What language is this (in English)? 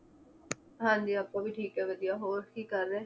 Punjabi